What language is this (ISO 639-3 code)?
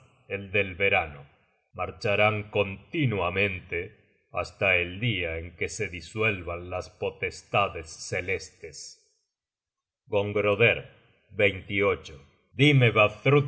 spa